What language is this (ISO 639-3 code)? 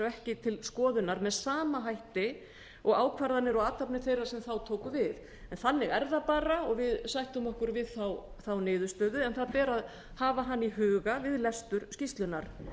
isl